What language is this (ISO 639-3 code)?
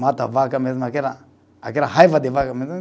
por